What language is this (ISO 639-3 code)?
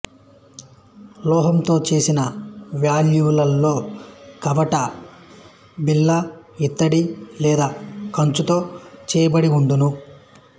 tel